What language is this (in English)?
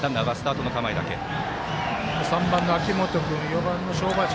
Japanese